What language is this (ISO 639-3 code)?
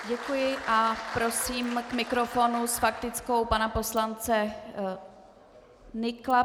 ces